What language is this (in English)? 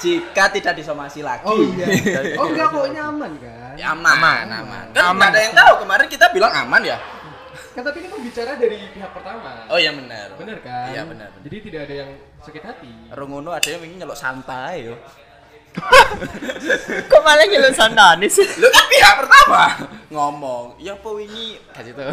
Indonesian